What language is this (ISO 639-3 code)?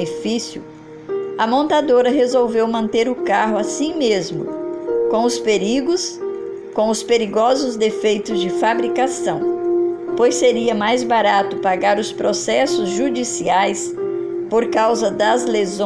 por